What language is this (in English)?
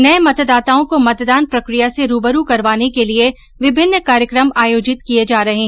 Hindi